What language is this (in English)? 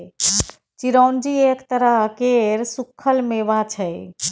Maithili